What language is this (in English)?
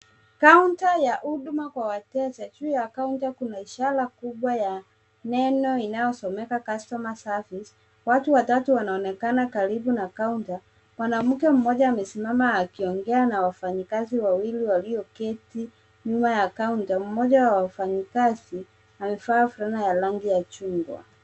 Swahili